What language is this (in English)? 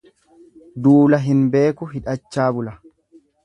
Oromo